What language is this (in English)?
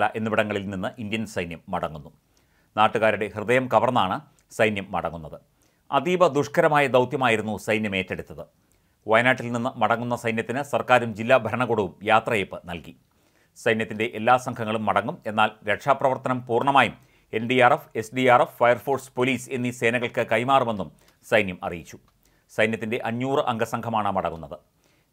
Malayalam